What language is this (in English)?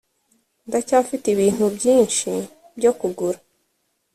Kinyarwanda